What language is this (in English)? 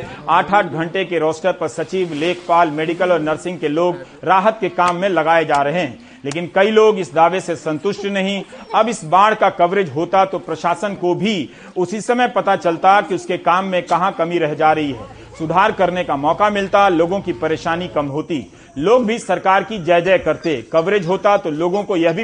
Hindi